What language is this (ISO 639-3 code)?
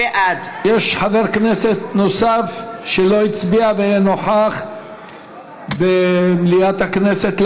heb